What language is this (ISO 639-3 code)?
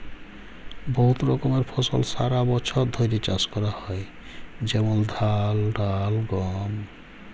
ben